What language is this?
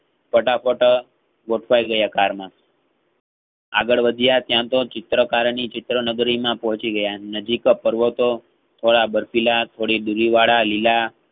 Gujarati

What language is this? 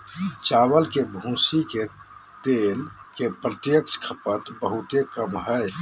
Magahi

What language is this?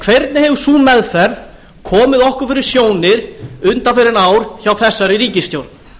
Icelandic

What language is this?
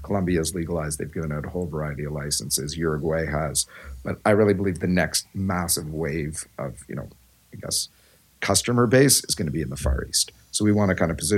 English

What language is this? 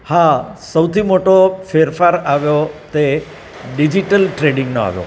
Gujarati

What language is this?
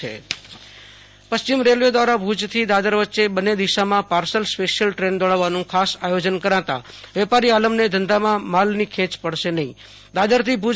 Gujarati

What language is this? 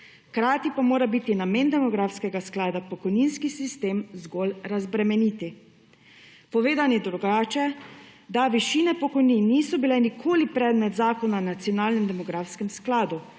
Slovenian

